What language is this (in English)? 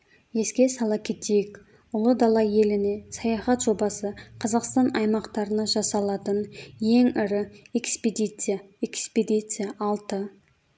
Kazakh